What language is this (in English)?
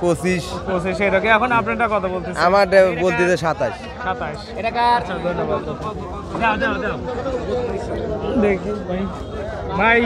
Romanian